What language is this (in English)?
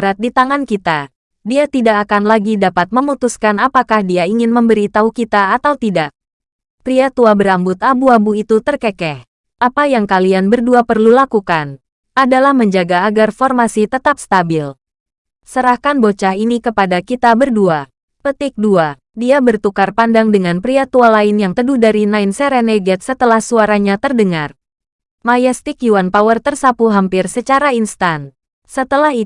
Indonesian